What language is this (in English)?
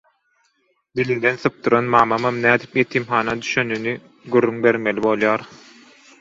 Turkmen